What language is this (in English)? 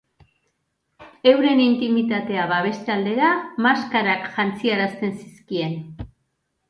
Basque